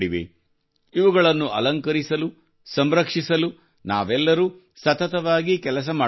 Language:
Kannada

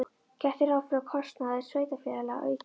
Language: Icelandic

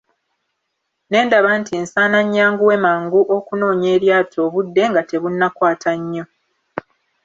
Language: Ganda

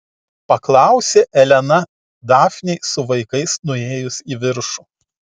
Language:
Lithuanian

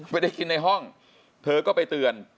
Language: Thai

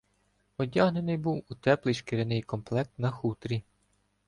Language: Ukrainian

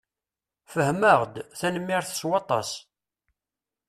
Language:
Kabyle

